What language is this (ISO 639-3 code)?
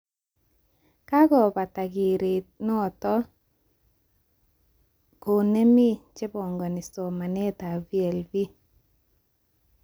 kln